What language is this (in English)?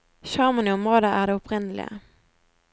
Norwegian